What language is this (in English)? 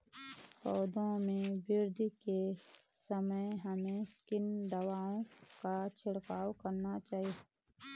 Hindi